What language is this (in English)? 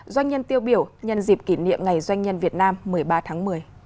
Vietnamese